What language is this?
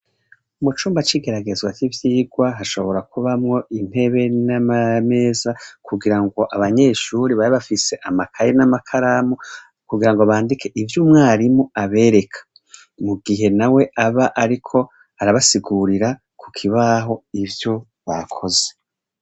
Rundi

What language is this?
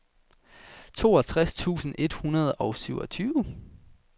Danish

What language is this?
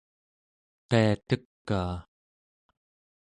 Central Yupik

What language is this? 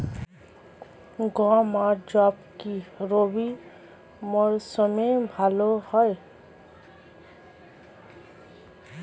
Bangla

